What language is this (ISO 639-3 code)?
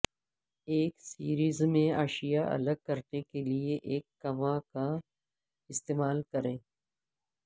urd